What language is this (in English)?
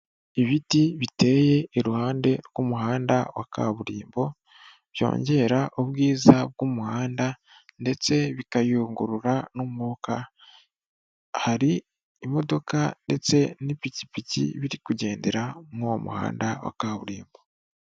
Kinyarwanda